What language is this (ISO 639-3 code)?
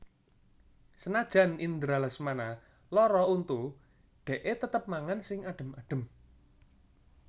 jav